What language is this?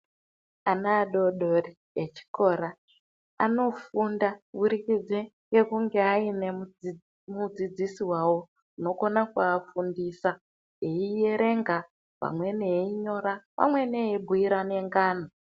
Ndau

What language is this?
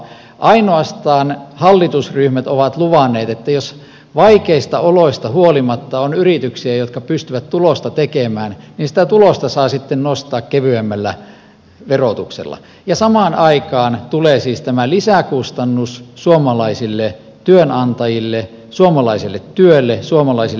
Finnish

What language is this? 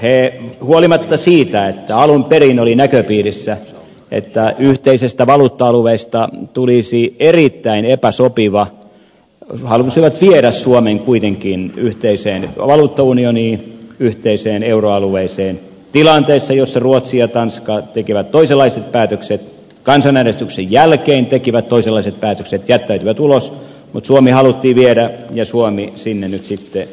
Finnish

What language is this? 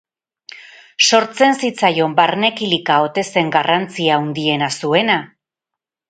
Basque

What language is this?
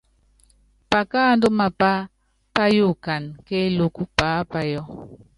Yangben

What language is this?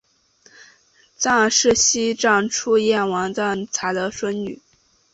Chinese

